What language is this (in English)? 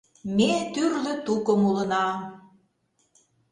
Mari